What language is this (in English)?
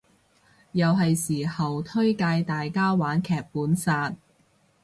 Cantonese